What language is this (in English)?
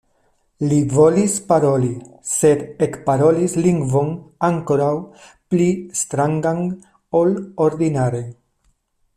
Esperanto